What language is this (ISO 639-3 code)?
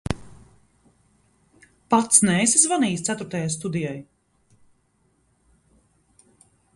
lav